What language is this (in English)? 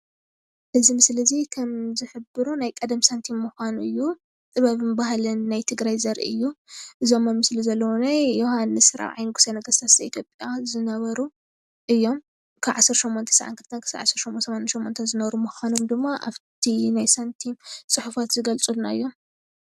Tigrinya